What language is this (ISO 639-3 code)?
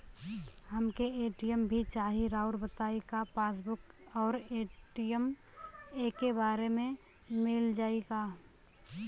bho